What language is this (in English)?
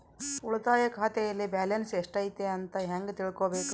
Kannada